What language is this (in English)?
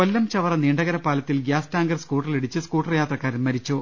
Malayalam